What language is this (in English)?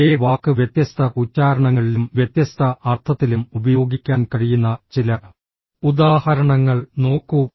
Malayalam